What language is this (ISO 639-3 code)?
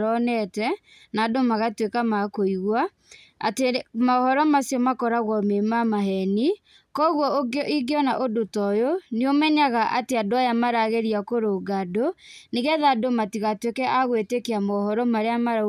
kik